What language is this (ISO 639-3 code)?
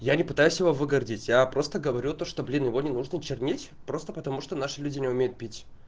rus